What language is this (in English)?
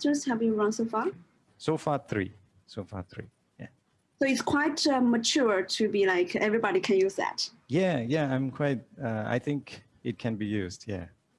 English